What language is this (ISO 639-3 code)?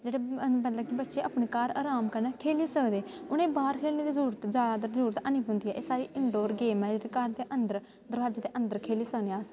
doi